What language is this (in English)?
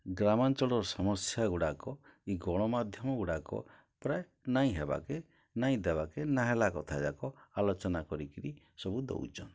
Odia